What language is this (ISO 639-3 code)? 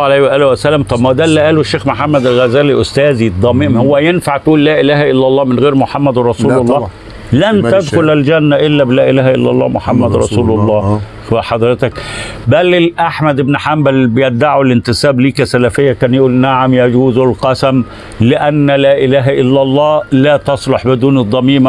ara